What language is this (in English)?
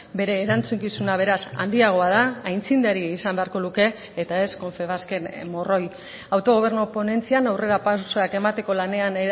Basque